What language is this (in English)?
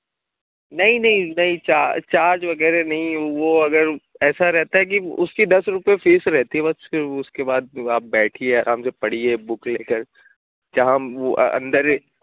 Urdu